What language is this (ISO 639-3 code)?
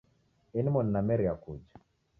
dav